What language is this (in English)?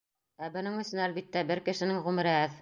Bashkir